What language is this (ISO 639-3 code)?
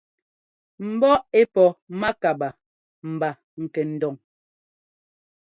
jgo